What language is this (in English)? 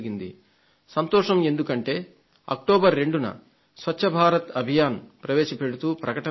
Telugu